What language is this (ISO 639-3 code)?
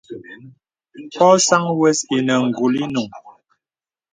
beb